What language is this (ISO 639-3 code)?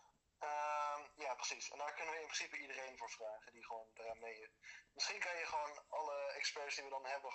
nld